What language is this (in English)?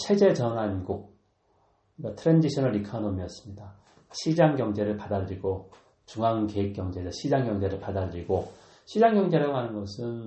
Korean